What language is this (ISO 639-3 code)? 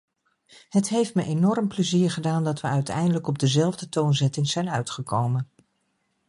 nld